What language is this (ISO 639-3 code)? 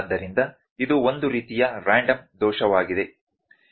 kan